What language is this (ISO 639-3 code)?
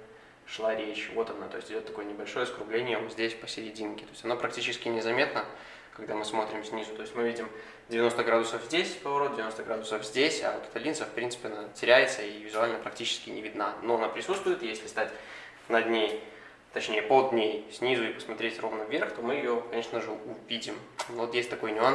rus